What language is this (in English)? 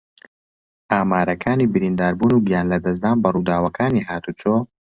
Central Kurdish